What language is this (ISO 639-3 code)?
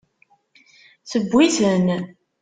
kab